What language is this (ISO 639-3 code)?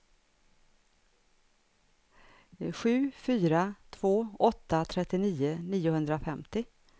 swe